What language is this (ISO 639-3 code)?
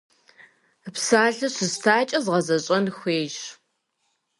kbd